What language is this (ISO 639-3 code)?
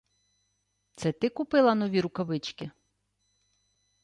ukr